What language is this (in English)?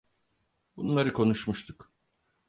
Turkish